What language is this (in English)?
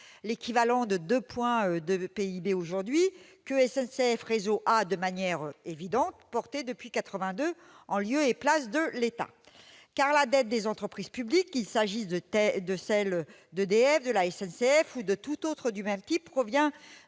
French